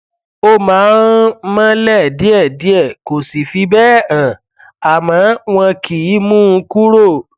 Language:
Yoruba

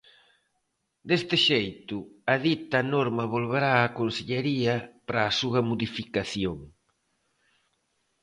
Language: Galician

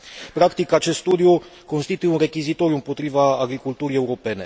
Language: Romanian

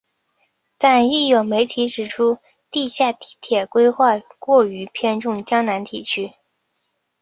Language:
Chinese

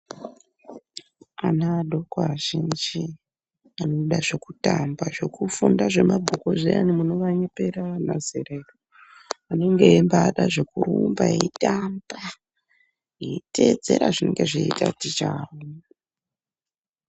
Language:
Ndau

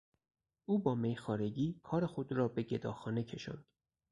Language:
Persian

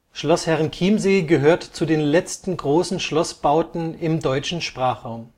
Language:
German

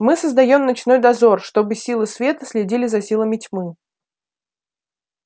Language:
Russian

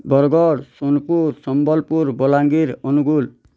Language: Odia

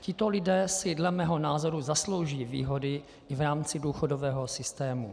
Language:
Czech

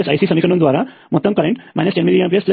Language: Telugu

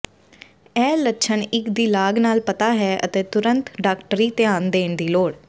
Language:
Punjabi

